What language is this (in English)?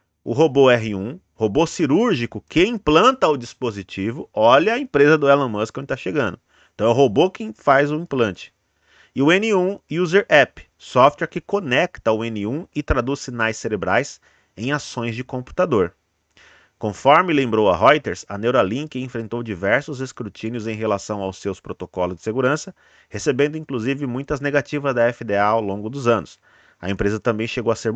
Portuguese